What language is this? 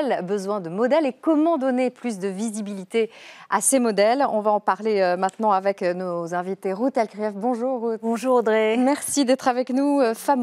French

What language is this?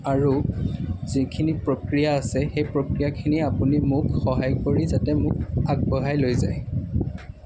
Assamese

